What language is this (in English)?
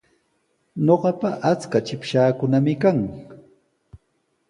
Sihuas Ancash Quechua